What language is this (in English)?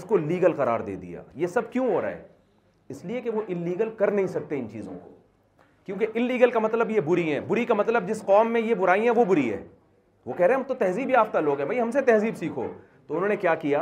Urdu